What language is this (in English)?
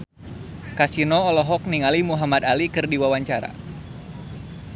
Sundanese